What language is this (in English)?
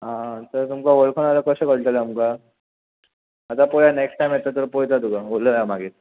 Konkani